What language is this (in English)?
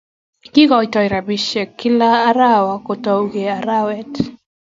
Kalenjin